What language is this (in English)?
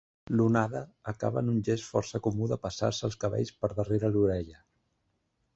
Catalan